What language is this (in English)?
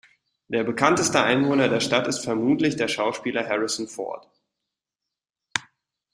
German